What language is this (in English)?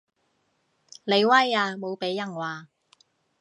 Cantonese